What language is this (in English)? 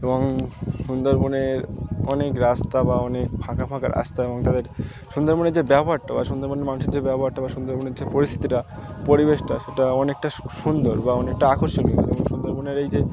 Bangla